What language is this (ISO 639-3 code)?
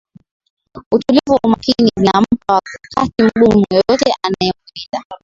swa